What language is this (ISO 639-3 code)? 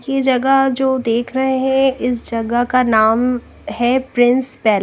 hin